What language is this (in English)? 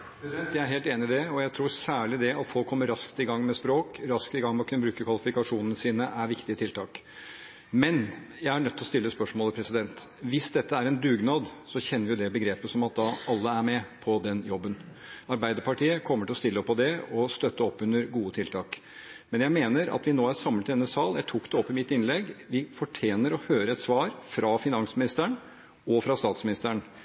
Norwegian Bokmål